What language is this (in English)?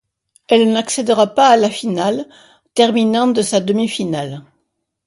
French